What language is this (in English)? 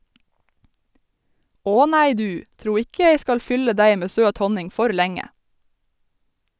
Norwegian